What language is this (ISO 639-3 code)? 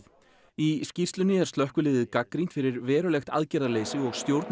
isl